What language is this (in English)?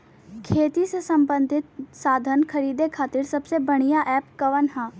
Bhojpuri